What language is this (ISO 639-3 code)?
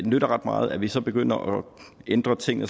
dan